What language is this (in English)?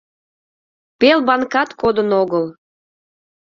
Mari